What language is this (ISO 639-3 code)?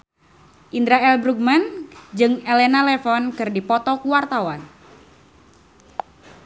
sun